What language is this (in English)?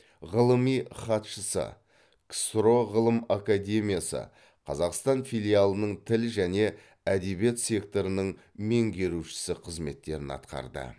Kazakh